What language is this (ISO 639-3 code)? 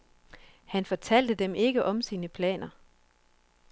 dan